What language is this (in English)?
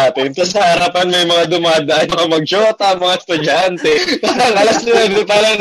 Filipino